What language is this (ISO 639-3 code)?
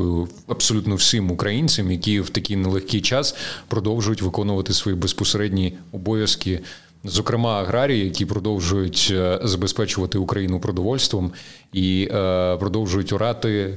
ukr